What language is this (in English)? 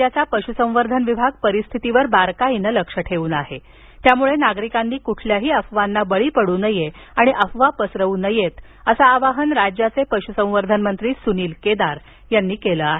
Marathi